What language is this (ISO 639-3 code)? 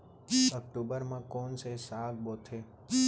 hne